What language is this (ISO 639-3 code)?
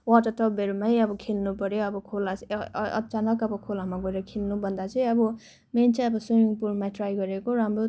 nep